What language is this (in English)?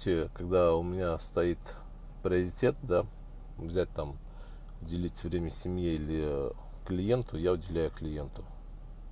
Russian